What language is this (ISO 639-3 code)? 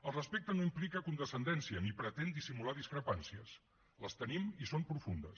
cat